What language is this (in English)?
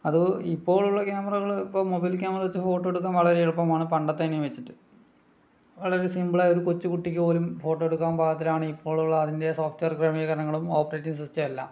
Malayalam